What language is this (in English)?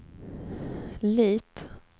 Swedish